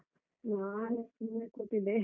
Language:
Kannada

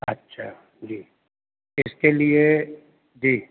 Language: Urdu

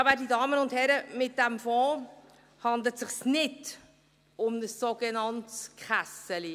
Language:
Swiss German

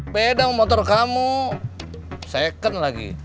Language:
Indonesian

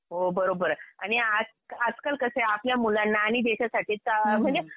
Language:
Marathi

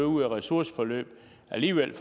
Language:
Danish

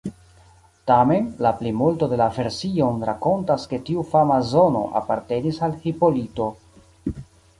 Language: Esperanto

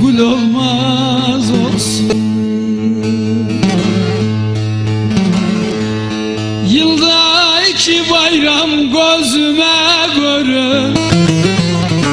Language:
Turkish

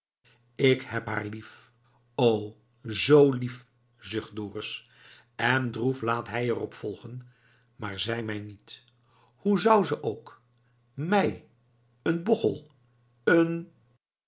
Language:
Dutch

